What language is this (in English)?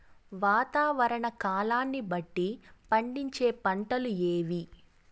Telugu